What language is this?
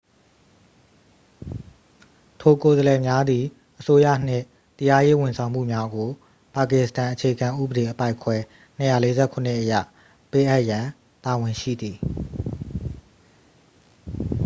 Burmese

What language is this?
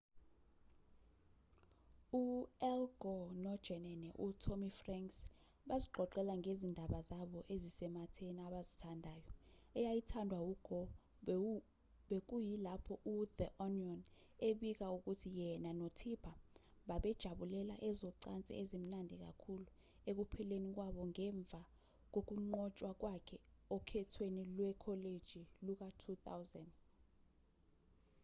Zulu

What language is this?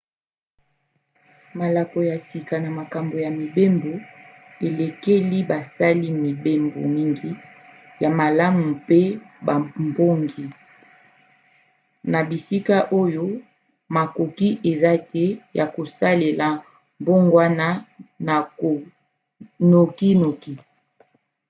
Lingala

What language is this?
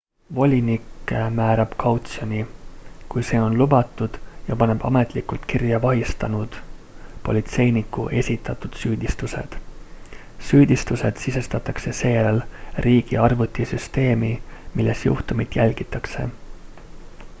Estonian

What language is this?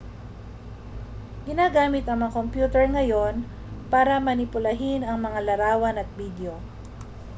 Filipino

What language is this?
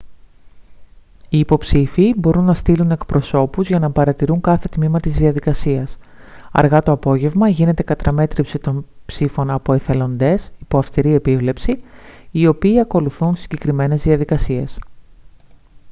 Greek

